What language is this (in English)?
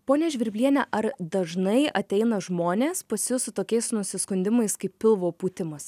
Lithuanian